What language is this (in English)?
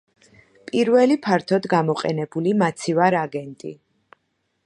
Georgian